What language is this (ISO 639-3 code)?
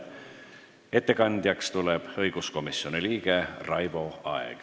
est